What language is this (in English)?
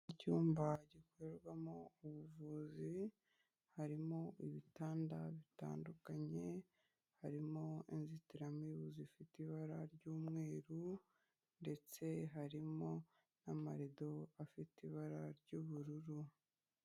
Kinyarwanda